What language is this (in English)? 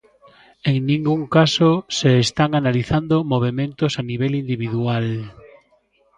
Galician